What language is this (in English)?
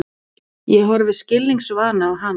Icelandic